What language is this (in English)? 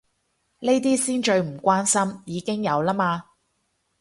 Cantonese